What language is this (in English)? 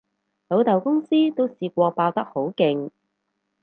Cantonese